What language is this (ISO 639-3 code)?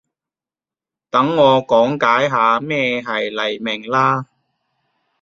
yue